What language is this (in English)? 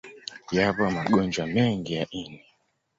Swahili